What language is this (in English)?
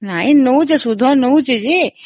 Odia